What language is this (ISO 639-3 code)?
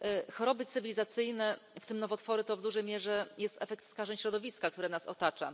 pol